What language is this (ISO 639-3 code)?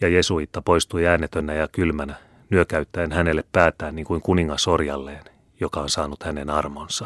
fin